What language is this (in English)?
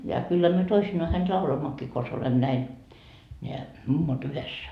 Finnish